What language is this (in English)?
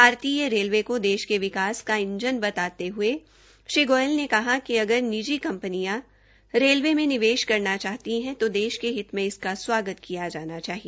Hindi